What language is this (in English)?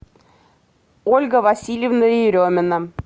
Russian